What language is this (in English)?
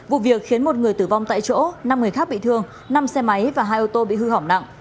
Vietnamese